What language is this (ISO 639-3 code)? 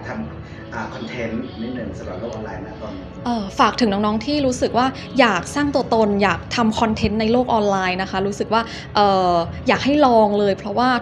tha